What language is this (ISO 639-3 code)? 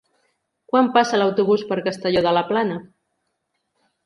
cat